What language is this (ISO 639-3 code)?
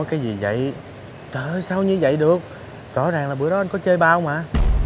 vie